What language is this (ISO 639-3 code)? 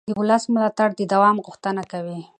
pus